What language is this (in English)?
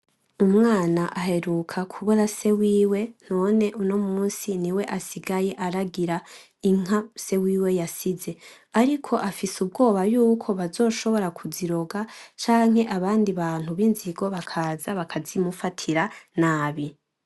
Rundi